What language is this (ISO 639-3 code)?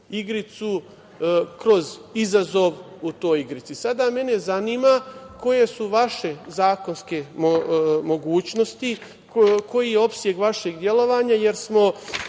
srp